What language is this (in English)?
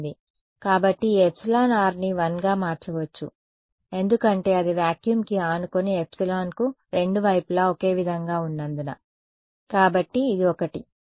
Telugu